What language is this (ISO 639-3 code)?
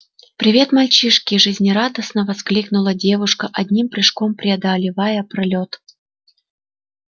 rus